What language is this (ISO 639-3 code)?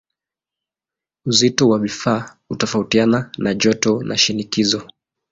swa